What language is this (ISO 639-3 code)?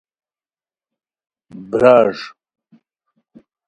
khw